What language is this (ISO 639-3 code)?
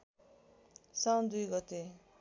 nep